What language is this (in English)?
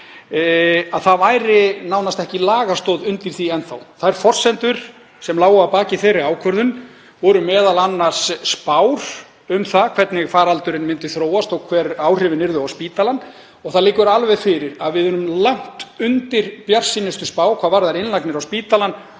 Icelandic